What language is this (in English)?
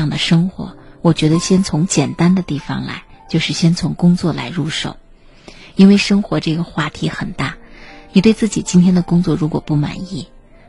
Chinese